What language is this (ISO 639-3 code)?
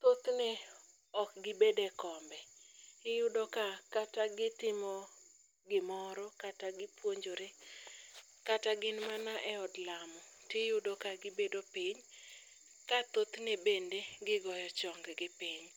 luo